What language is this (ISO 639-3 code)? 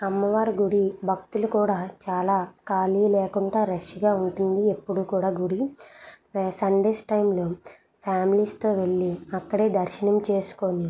tel